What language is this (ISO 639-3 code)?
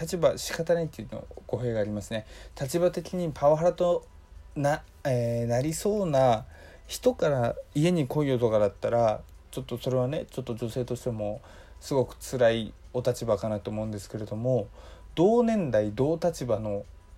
jpn